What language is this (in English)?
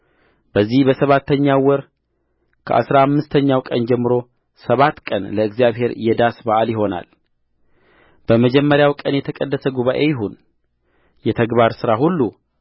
Amharic